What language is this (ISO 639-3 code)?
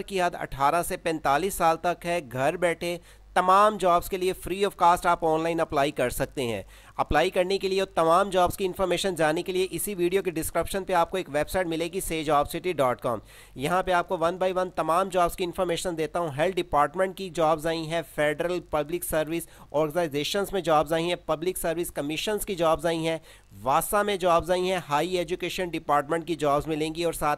hin